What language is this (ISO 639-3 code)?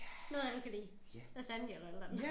dan